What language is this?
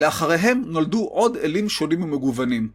Hebrew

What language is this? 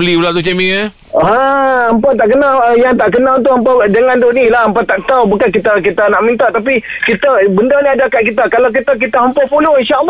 Malay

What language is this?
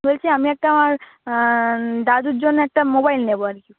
Bangla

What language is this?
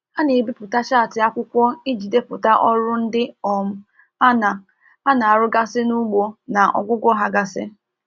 Igbo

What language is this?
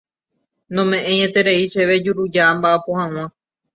Guarani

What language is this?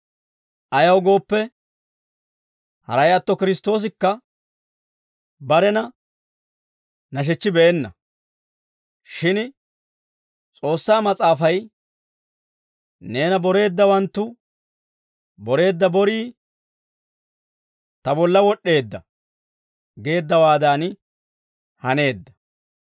Dawro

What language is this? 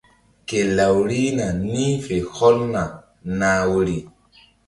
Mbum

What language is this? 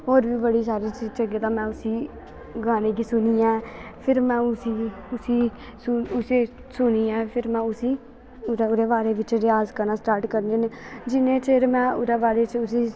Dogri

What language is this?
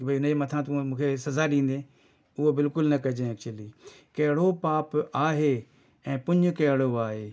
Sindhi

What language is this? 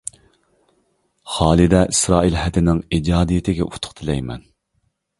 Uyghur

